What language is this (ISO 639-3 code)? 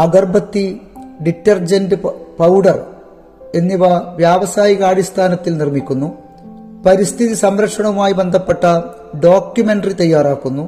mal